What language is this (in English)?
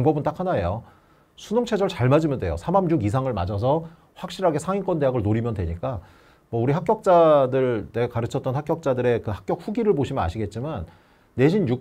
Korean